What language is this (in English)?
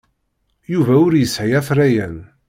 Kabyle